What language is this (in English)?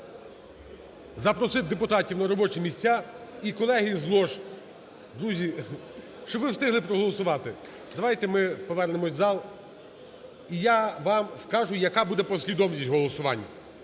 Ukrainian